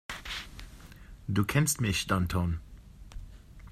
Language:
German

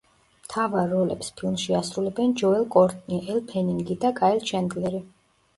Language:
Georgian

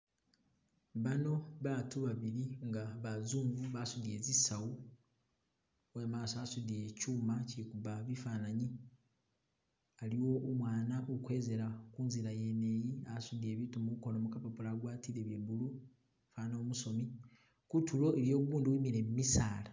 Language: Masaaba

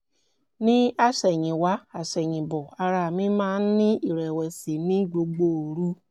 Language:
Yoruba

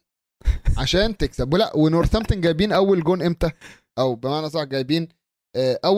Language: Arabic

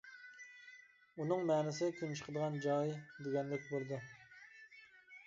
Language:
Uyghur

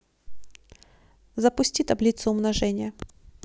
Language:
Russian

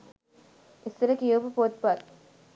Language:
Sinhala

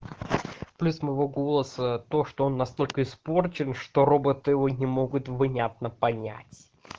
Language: Russian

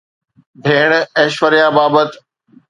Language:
Sindhi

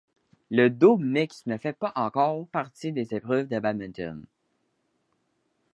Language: French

